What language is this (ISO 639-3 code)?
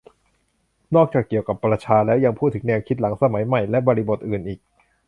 tha